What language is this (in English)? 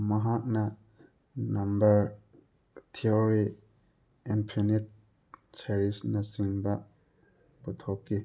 Manipuri